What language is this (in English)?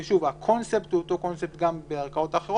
Hebrew